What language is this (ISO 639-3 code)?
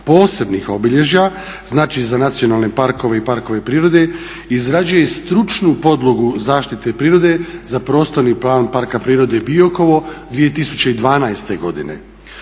hrv